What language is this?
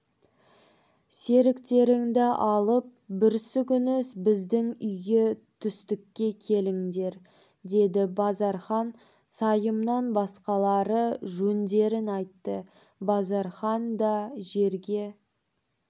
Kazakh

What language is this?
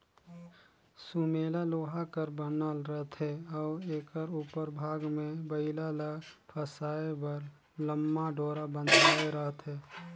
Chhattisgarhi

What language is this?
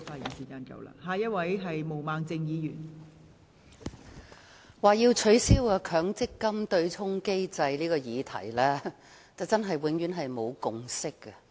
Cantonese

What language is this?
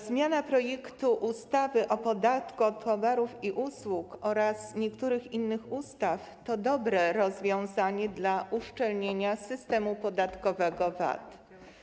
Polish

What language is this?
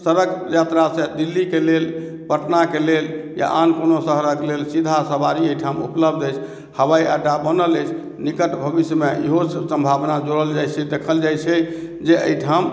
Maithili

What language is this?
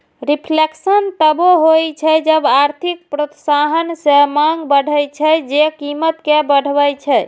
Maithili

